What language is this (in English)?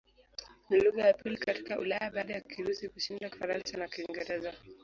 Swahili